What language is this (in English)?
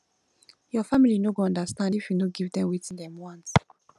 Nigerian Pidgin